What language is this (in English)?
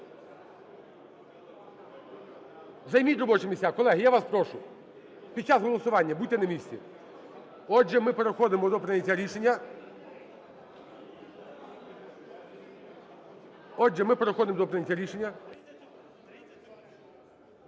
Ukrainian